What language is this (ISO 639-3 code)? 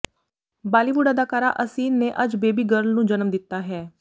pan